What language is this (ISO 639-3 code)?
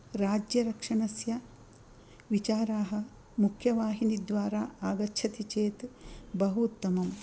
san